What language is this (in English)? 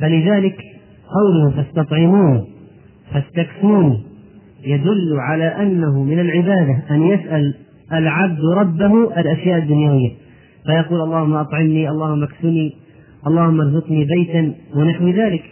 Arabic